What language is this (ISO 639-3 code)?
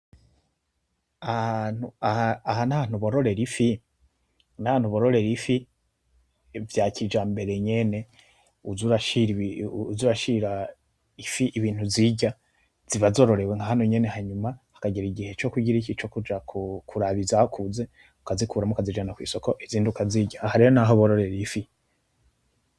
run